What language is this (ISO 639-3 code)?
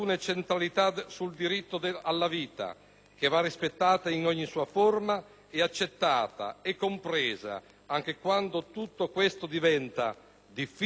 ita